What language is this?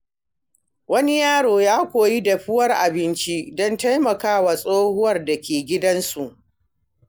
Hausa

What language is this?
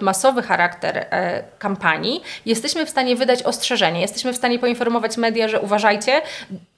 Polish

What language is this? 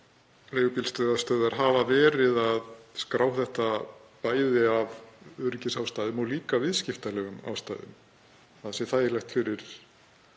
Icelandic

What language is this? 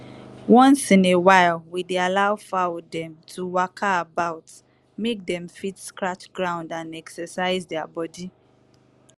Nigerian Pidgin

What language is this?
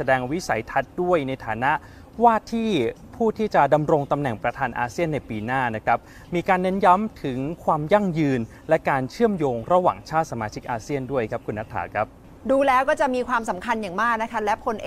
Thai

